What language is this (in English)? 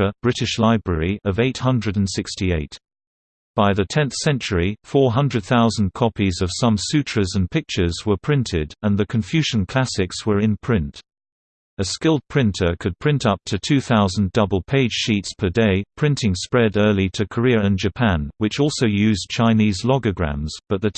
English